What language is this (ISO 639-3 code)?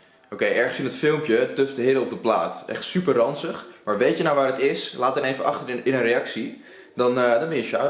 nld